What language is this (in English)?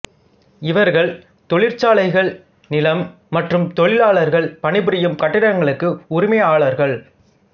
Tamil